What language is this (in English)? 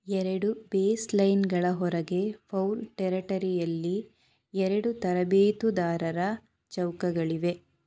Kannada